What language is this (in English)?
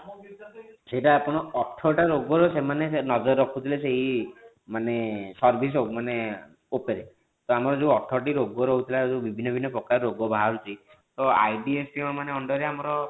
Odia